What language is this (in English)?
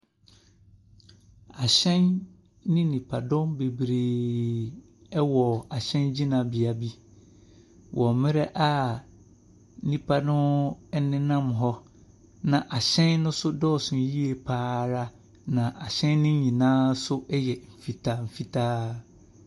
Akan